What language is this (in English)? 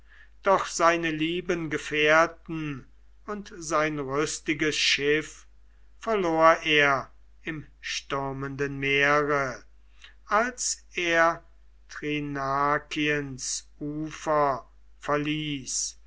German